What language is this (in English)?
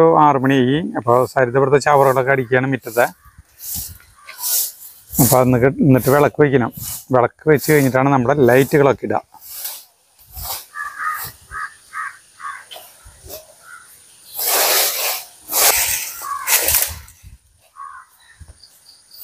Indonesian